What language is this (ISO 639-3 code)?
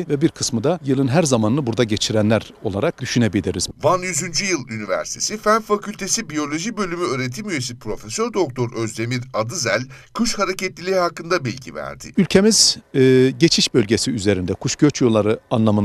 tur